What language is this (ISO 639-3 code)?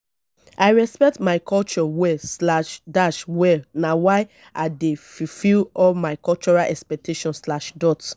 pcm